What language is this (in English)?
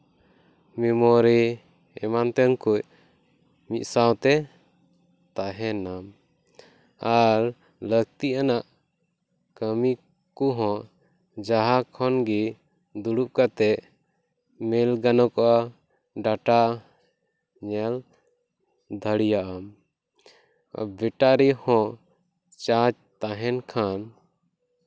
Santali